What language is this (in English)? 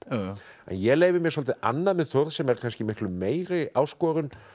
Icelandic